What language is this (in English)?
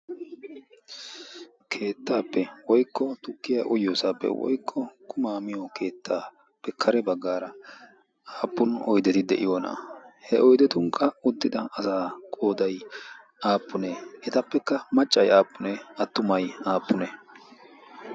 Wolaytta